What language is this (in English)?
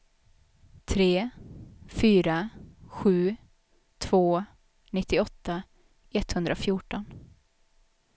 Swedish